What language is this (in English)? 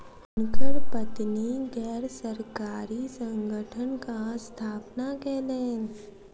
Maithili